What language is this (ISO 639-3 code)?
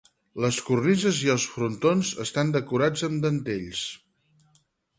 cat